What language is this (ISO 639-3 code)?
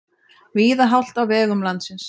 isl